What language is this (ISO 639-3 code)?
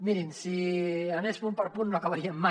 cat